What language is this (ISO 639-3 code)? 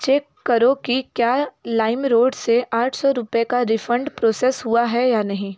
hin